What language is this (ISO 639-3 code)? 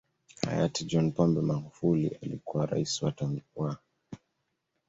swa